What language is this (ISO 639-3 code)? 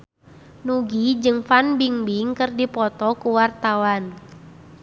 sun